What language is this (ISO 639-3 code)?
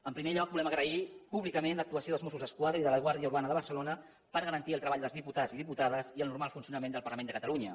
cat